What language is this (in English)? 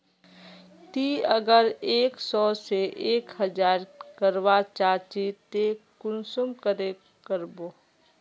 Magahi